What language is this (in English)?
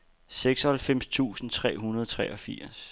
Danish